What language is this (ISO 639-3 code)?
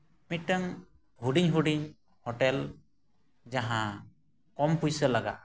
sat